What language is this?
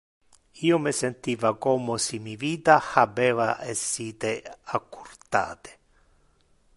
Interlingua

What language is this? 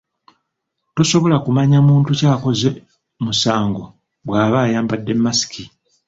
Ganda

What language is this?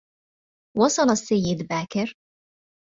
Arabic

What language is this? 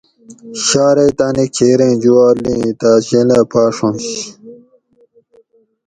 Gawri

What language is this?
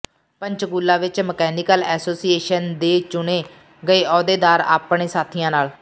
Punjabi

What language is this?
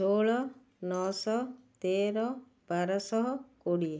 Odia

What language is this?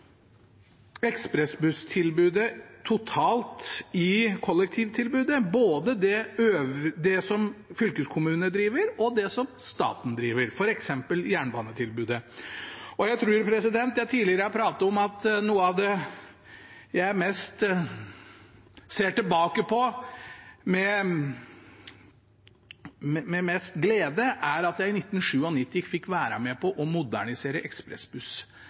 Norwegian Bokmål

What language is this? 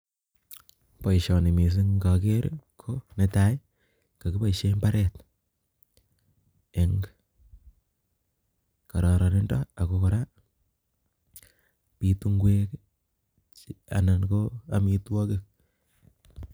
Kalenjin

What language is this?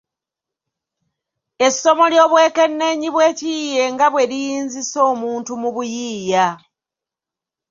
Ganda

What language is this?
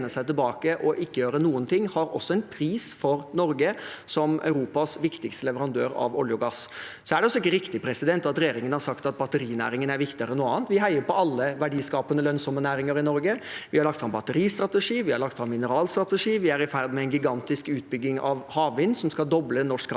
Norwegian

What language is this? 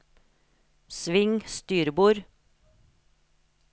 Norwegian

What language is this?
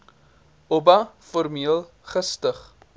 Afrikaans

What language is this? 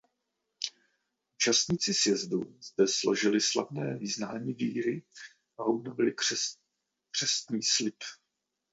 Czech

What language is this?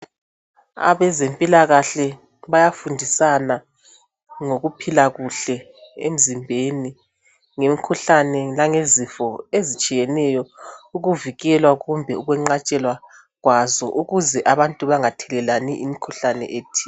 North Ndebele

